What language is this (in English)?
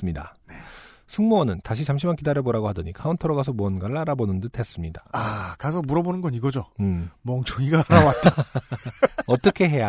Korean